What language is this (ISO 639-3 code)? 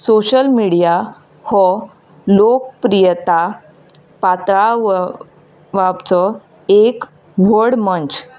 kok